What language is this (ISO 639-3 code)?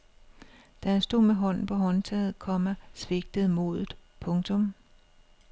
dan